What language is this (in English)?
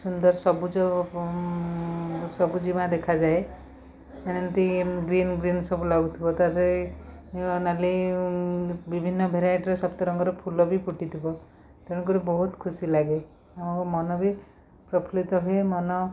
Odia